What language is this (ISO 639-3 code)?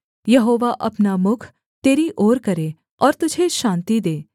hin